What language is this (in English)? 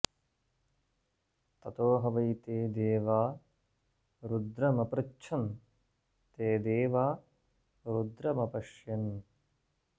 Sanskrit